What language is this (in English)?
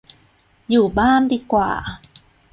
Thai